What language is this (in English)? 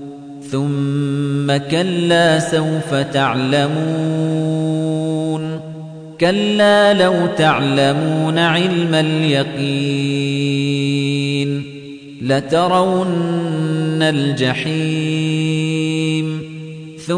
Arabic